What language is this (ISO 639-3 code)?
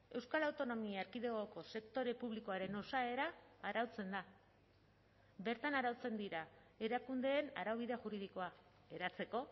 eus